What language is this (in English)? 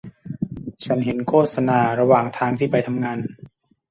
Thai